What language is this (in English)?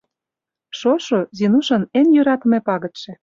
Mari